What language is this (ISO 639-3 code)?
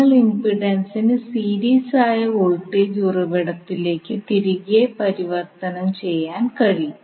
mal